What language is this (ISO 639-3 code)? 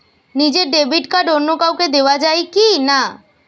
ben